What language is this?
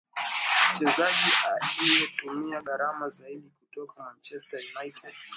Swahili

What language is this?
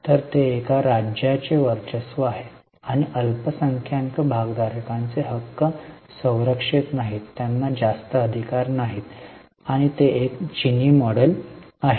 Marathi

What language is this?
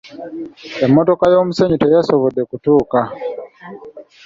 Ganda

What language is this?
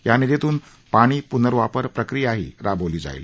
Marathi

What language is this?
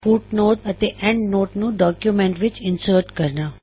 Punjabi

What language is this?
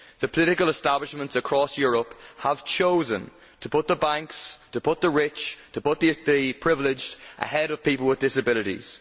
English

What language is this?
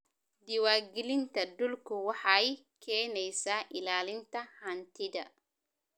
Somali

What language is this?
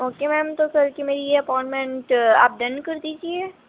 Urdu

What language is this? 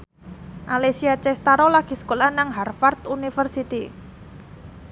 Javanese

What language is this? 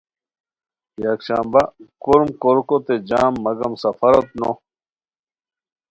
Khowar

